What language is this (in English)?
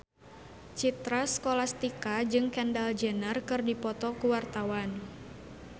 Sundanese